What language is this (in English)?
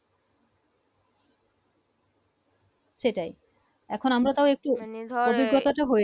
Bangla